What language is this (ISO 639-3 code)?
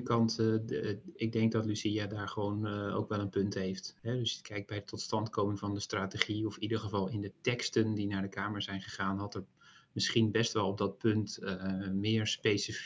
nld